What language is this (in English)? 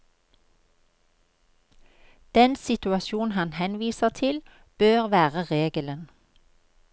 Norwegian